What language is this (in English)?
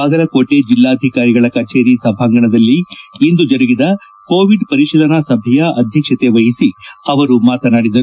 Kannada